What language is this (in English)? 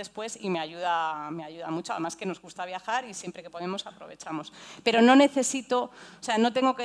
Spanish